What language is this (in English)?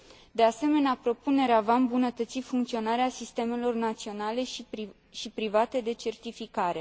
Romanian